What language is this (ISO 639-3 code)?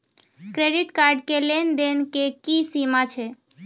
mai